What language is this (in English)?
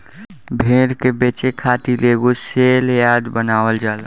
Bhojpuri